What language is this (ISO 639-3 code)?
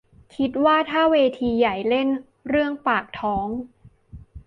tha